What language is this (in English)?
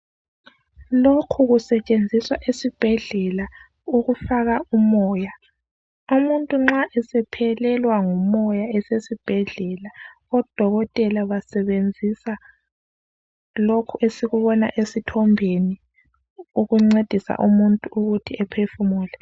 North Ndebele